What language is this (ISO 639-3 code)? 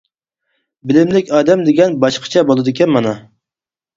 uig